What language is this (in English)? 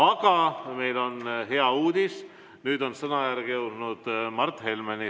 Estonian